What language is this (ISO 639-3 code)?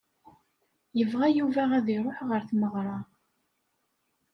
kab